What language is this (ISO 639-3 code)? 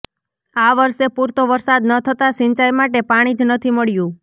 guj